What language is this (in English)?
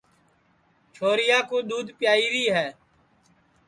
Sansi